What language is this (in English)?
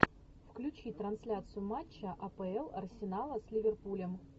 Russian